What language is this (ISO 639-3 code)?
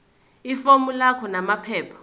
zul